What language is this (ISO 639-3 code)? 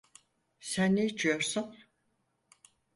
tur